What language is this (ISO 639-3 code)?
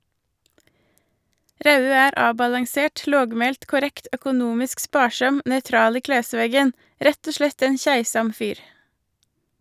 nor